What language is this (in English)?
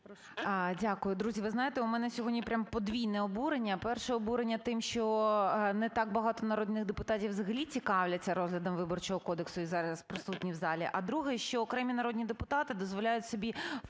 Ukrainian